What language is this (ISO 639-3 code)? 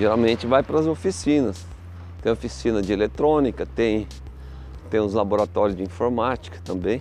por